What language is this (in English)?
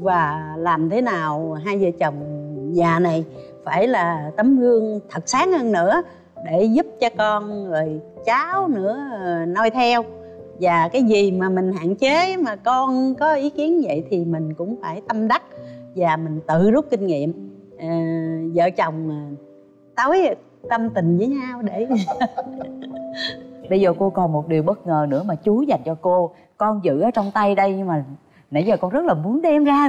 Vietnamese